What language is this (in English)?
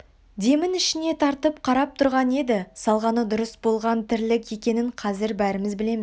Kazakh